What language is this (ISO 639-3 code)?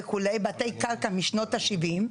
heb